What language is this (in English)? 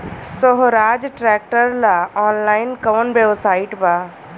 Bhojpuri